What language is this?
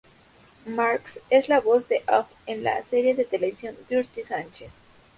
Spanish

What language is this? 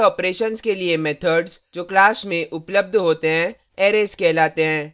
Hindi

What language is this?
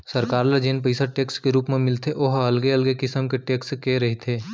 Chhattisgarhi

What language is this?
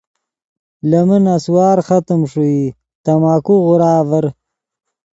Yidgha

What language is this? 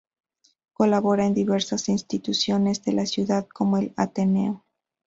Spanish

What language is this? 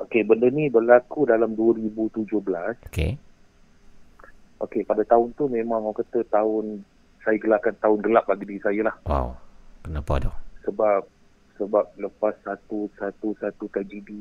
Malay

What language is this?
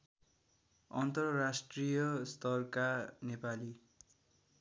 Nepali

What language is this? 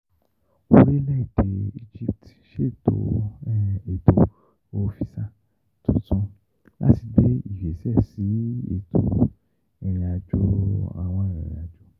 Yoruba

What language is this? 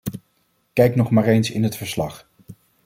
Dutch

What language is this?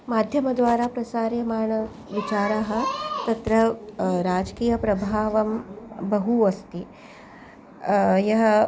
Sanskrit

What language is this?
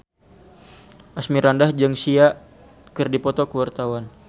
Sundanese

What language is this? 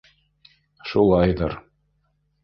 Bashkir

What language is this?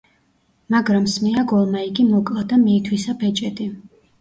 Georgian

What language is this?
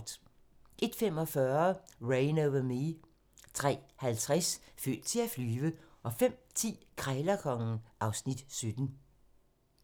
Danish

